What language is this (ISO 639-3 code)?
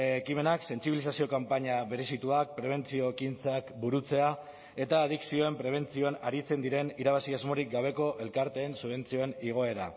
eus